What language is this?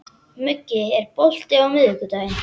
Icelandic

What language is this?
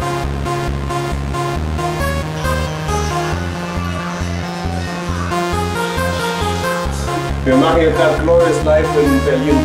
German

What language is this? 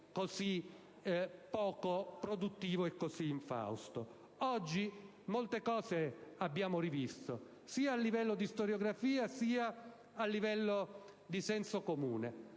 Italian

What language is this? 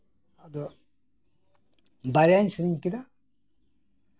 Santali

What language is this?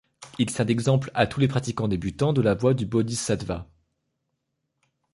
French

